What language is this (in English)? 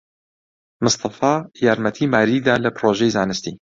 Central Kurdish